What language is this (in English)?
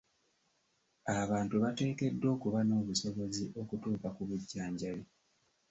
Ganda